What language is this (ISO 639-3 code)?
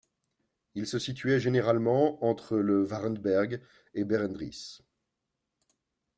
fra